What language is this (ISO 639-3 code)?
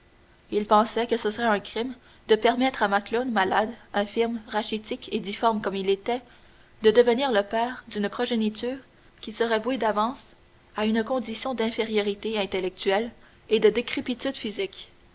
fra